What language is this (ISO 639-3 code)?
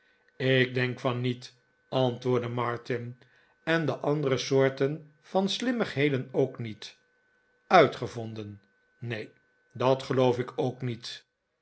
nld